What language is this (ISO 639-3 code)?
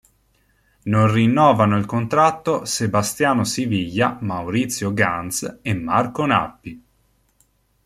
ita